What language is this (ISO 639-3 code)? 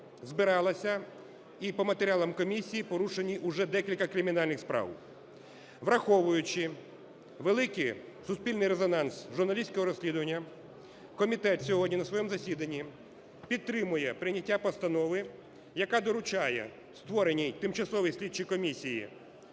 ukr